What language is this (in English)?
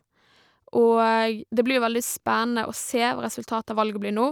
Norwegian